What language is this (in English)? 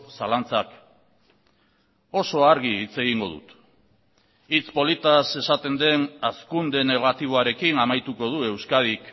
Basque